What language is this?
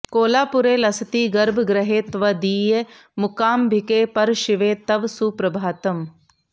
Sanskrit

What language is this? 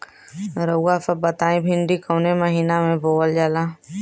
Bhojpuri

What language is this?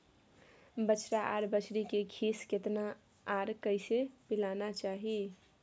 Maithili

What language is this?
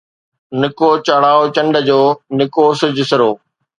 Sindhi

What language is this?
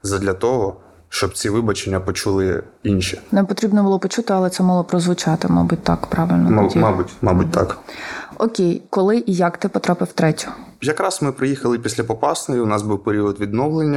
Ukrainian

